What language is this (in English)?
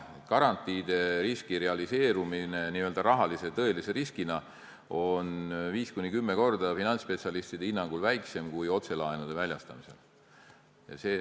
Estonian